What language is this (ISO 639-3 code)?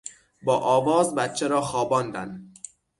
fas